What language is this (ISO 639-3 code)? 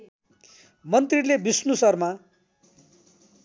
nep